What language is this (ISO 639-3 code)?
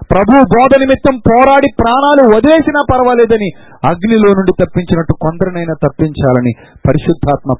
tel